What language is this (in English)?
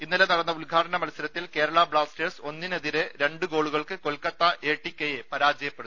Malayalam